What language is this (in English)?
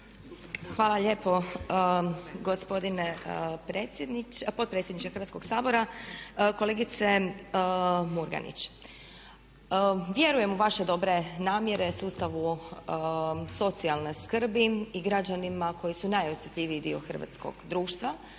Croatian